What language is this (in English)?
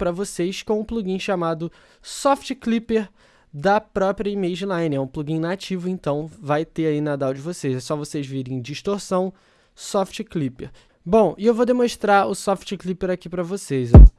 Portuguese